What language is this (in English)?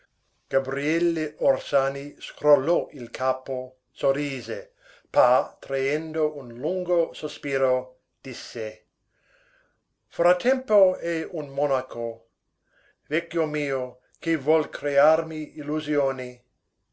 Italian